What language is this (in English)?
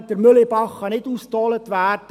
Swiss German